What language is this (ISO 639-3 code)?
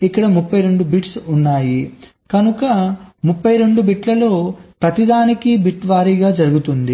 tel